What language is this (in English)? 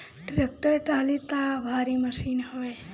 Bhojpuri